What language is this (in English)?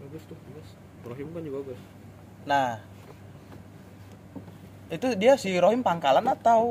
Indonesian